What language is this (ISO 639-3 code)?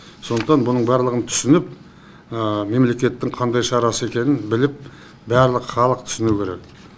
kaz